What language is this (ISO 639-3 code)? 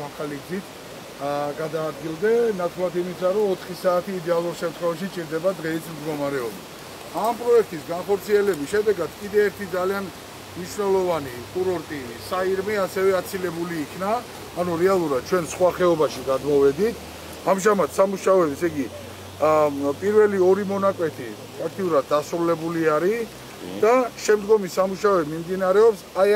ron